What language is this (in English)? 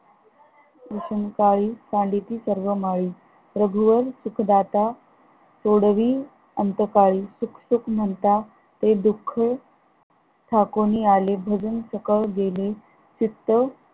Marathi